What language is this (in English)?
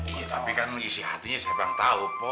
Indonesian